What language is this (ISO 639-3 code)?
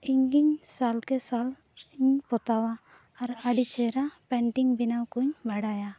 sat